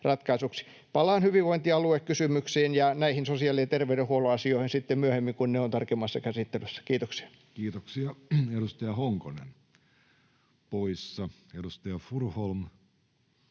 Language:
Finnish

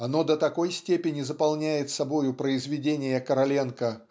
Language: Russian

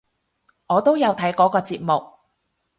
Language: Cantonese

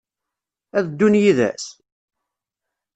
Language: Kabyle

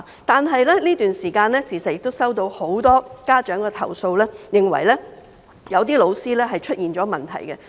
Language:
Cantonese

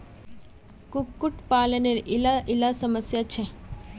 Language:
Magahi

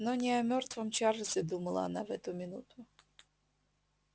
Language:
Russian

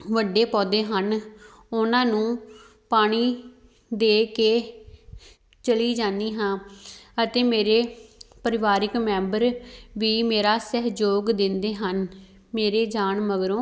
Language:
Punjabi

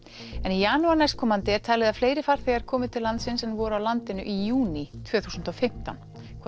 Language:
Icelandic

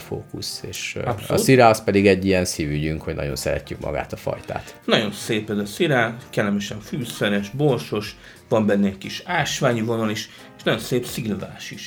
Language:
Hungarian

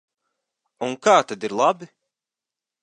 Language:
Latvian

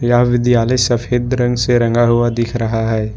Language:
Hindi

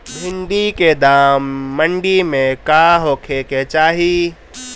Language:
Bhojpuri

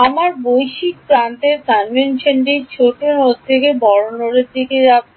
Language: Bangla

